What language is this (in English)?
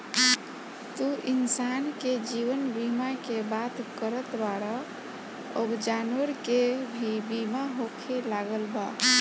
Bhojpuri